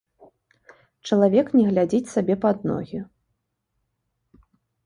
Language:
Belarusian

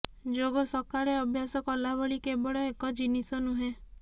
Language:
Odia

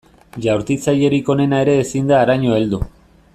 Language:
Basque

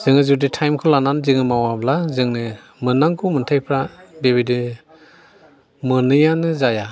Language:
Bodo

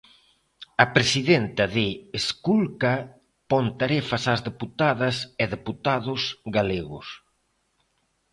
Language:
Galician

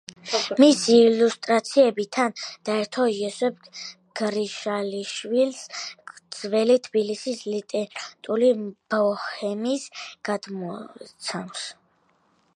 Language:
Georgian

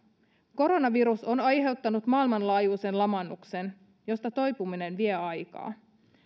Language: Finnish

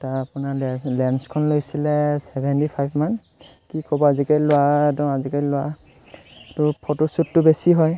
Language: Assamese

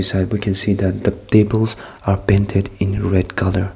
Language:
English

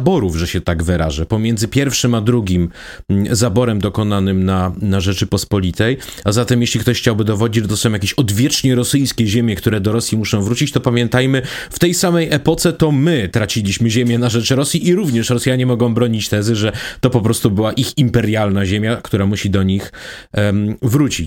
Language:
Polish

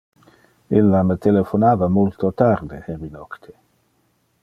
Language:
Interlingua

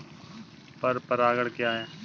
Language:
Hindi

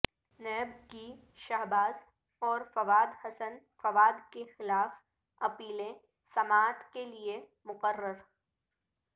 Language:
Urdu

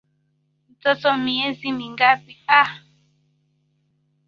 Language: Swahili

